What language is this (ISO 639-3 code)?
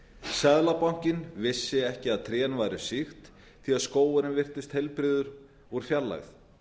isl